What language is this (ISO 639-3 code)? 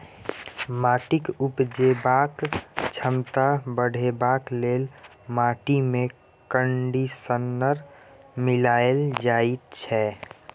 mai